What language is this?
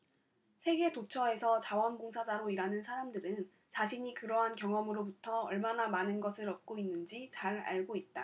Korean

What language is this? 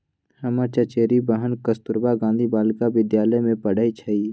Magahi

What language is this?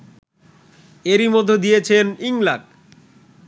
Bangla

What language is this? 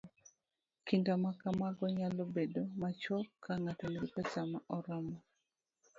Luo (Kenya and Tanzania)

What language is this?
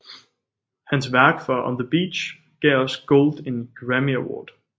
Danish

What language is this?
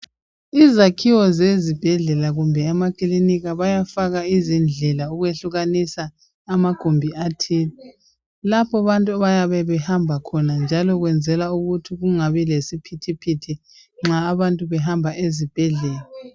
North Ndebele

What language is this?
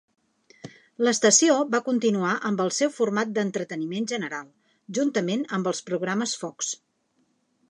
Catalan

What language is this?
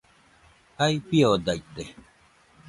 Nüpode Huitoto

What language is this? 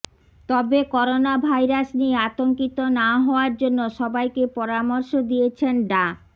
Bangla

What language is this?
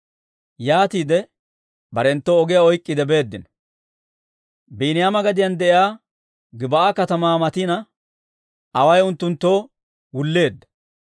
Dawro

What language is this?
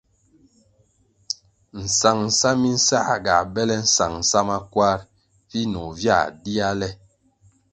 Kwasio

